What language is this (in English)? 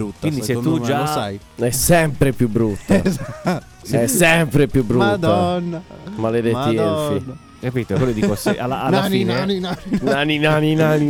Italian